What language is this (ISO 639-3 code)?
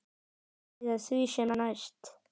isl